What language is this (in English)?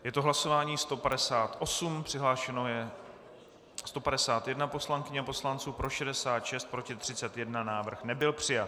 Czech